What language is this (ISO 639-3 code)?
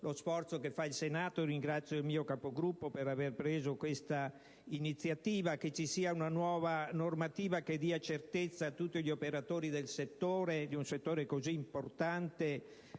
ita